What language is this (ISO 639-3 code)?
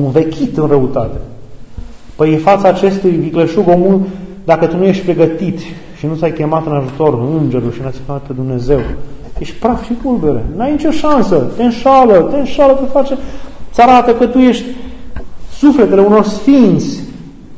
ron